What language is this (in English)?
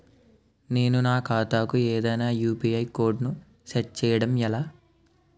Telugu